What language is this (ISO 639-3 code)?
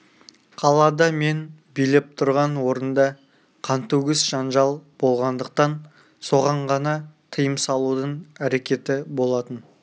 kaz